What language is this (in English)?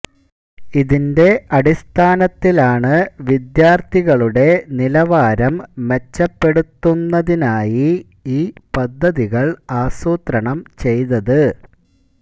Malayalam